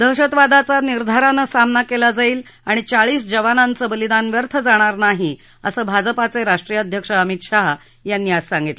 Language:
Marathi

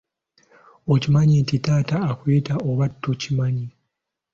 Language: Ganda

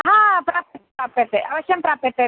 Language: Sanskrit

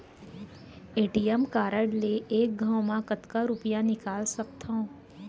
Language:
Chhattisgarhi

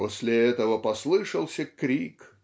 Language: Russian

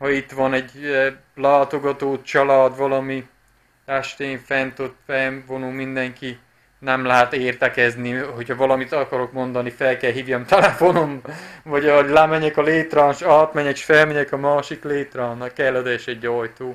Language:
Hungarian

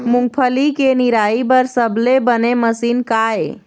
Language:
Chhattisgarhi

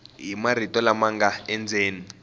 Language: Tsonga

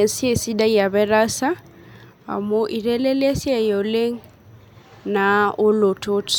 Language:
Masai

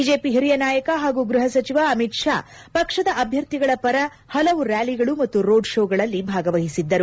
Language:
Kannada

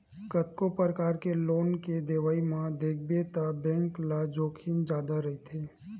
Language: Chhattisgarhi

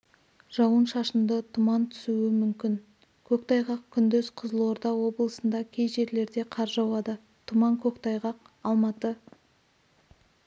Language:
Kazakh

